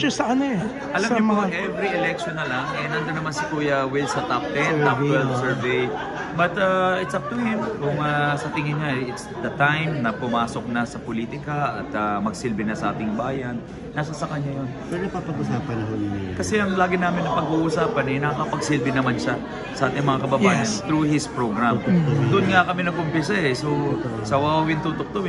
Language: Filipino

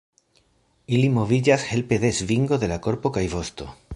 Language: Esperanto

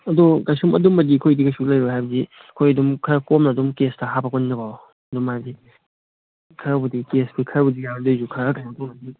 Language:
Manipuri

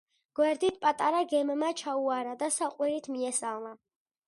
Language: Georgian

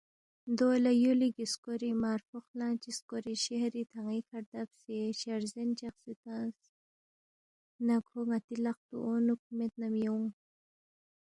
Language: Balti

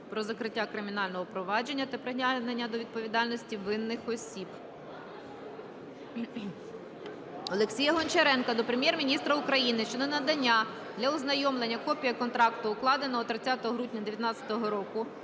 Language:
Ukrainian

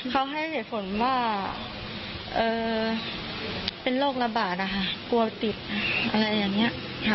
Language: Thai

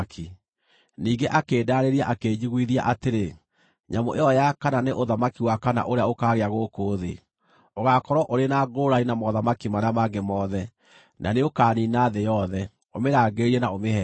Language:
Kikuyu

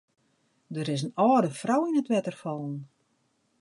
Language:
Western Frisian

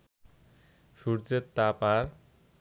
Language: Bangla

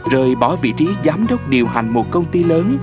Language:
Vietnamese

